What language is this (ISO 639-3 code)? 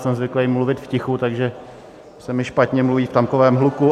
ces